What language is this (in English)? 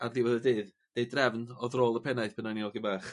Welsh